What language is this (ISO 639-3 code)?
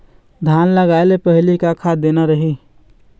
hne